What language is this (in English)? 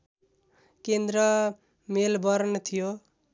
Nepali